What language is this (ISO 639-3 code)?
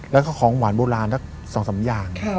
tha